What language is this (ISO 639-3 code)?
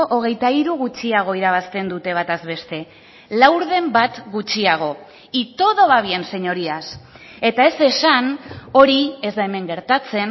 eus